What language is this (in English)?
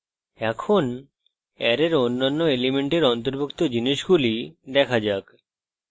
Bangla